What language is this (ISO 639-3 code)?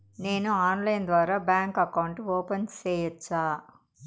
tel